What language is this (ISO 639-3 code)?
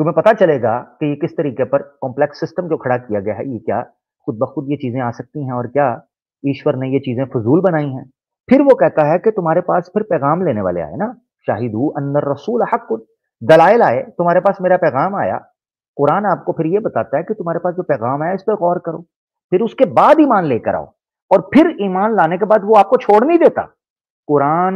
hin